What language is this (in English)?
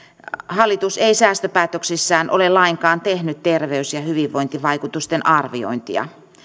Finnish